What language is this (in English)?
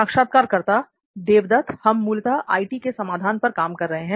Hindi